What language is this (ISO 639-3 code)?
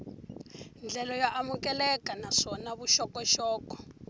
tso